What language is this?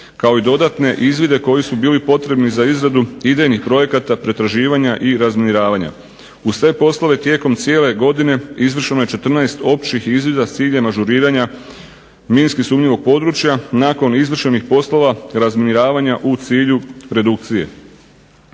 Croatian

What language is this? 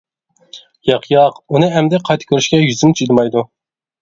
Uyghur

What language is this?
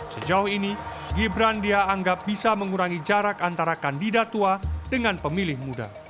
Indonesian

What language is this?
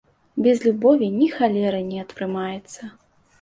Belarusian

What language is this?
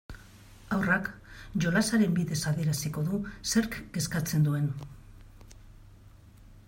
Basque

